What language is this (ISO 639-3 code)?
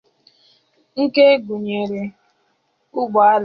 ibo